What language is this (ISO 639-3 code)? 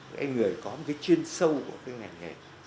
vie